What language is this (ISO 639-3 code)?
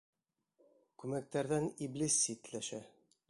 bak